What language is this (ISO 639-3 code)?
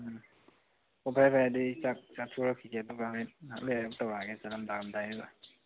mni